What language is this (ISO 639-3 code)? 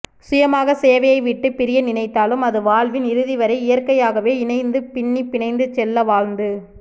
tam